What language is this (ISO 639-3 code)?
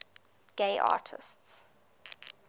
eng